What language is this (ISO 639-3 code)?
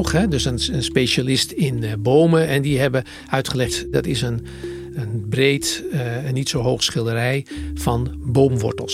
nld